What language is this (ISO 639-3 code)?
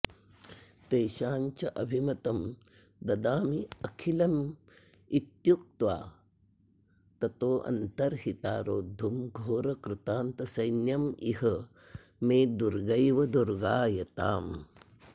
san